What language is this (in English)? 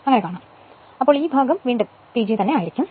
Malayalam